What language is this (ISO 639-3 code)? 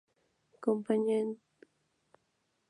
spa